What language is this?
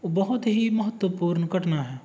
Punjabi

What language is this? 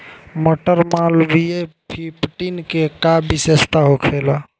Bhojpuri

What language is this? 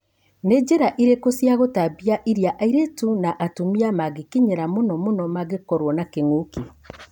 Kikuyu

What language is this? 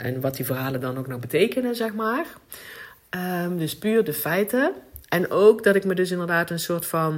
Dutch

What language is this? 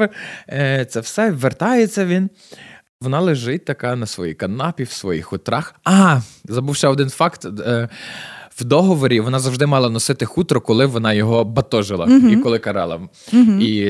Ukrainian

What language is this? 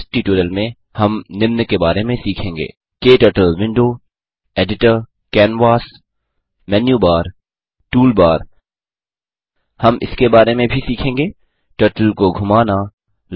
Hindi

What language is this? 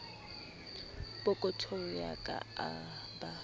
Southern Sotho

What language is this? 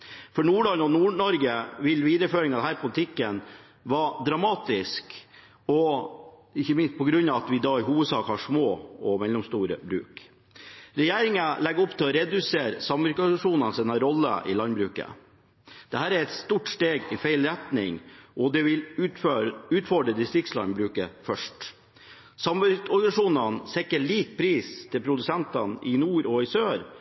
Norwegian Bokmål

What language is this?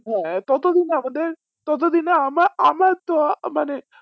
Bangla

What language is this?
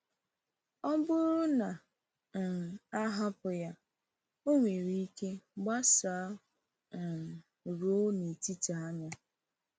Igbo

